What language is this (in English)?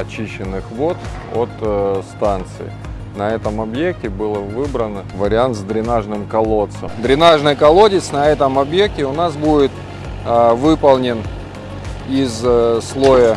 Russian